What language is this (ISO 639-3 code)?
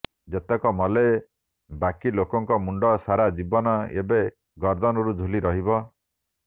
ori